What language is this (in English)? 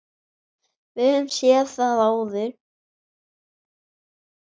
Icelandic